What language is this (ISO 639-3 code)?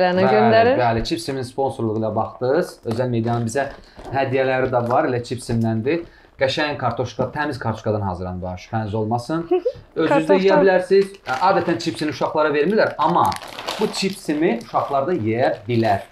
tur